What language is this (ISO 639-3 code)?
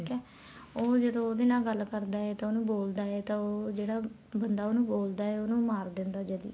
pan